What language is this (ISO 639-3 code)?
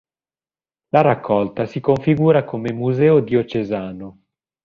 ita